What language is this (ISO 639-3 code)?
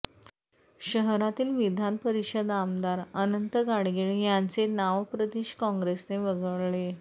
mar